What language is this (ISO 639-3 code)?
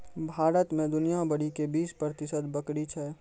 mai